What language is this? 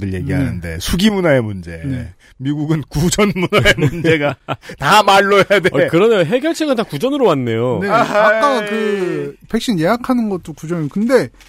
Korean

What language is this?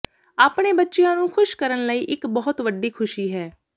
Punjabi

